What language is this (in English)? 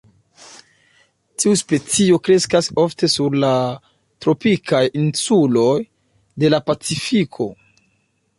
Esperanto